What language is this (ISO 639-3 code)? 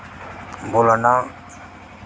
doi